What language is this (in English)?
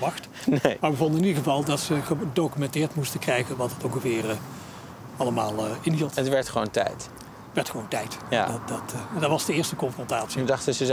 Dutch